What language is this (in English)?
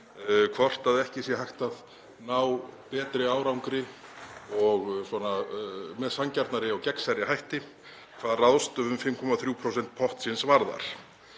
Icelandic